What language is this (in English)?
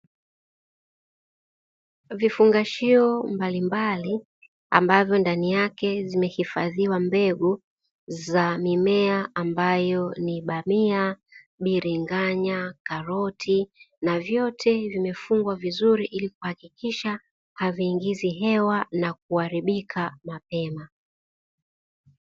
Swahili